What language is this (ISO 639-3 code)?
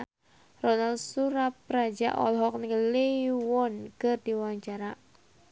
sun